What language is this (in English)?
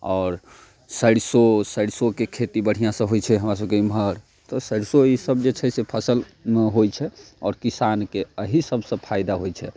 Maithili